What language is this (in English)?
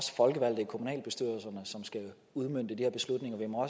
Danish